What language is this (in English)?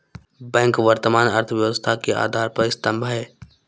Hindi